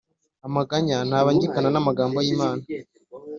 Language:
Kinyarwanda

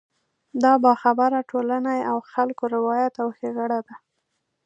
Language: Pashto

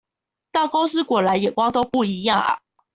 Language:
Chinese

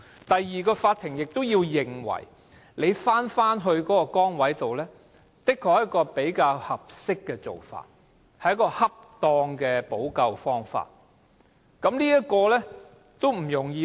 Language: Cantonese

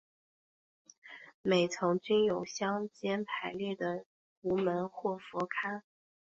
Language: Chinese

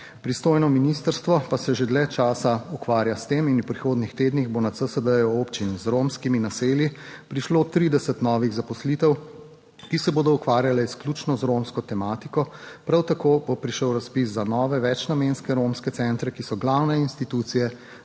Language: Slovenian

